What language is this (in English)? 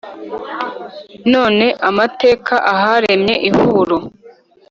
Kinyarwanda